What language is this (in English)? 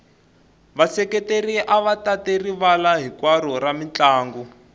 Tsonga